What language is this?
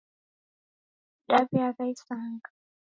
Taita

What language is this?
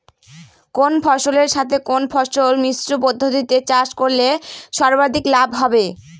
Bangla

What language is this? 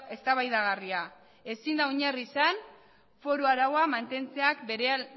Basque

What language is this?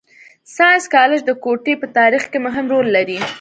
Pashto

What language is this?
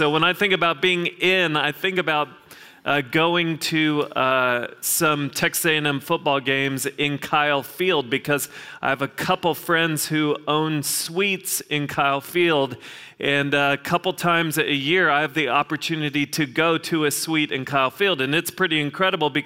English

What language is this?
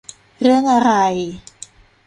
Thai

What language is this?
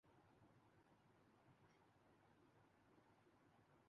Urdu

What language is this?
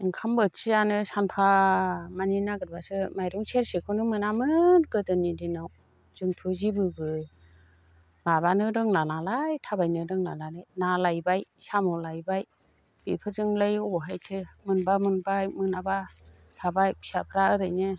Bodo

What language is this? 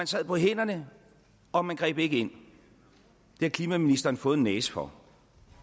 Danish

